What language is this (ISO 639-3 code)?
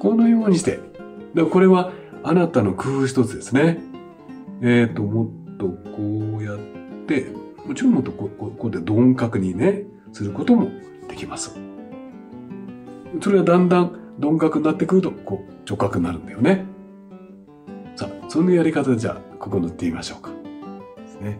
jpn